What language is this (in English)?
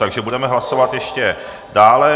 Czech